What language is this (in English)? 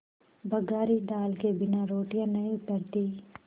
Hindi